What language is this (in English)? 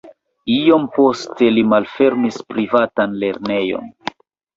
Esperanto